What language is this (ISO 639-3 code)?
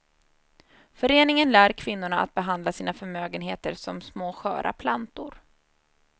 swe